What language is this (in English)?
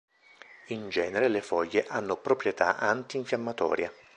Italian